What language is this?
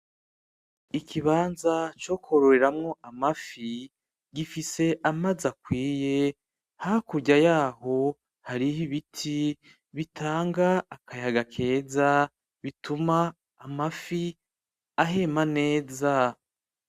Rundi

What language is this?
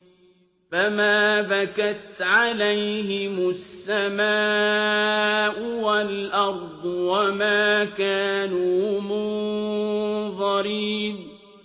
Arabic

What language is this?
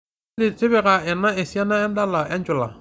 Masai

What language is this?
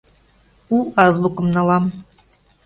Mari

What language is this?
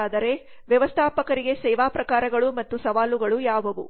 Kannada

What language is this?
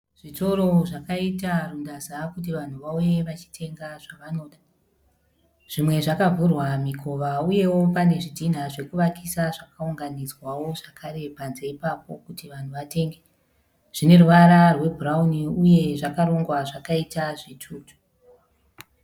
Shona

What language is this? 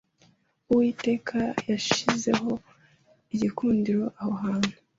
Kinyarwanda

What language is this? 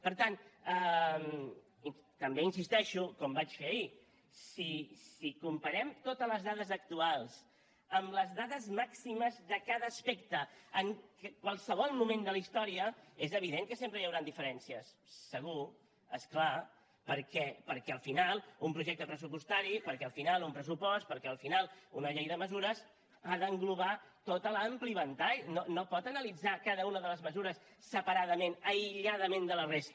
Catalan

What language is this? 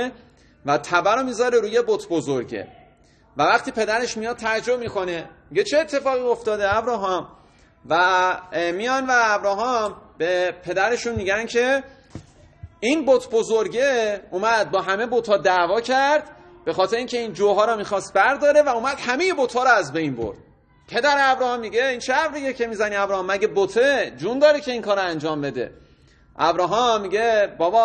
Persian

